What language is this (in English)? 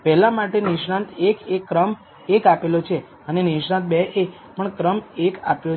Gujarati